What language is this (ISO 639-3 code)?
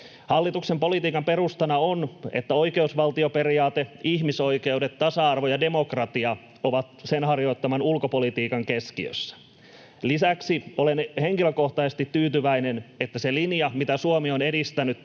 fin